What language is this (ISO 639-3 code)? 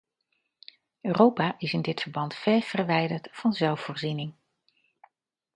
nld